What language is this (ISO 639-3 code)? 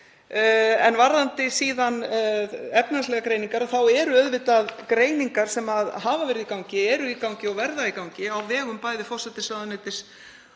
isl